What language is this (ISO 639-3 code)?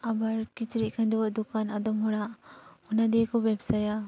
sat